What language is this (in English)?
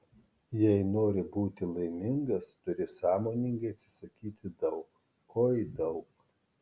Lithuanian